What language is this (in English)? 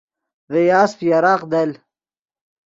Yidgha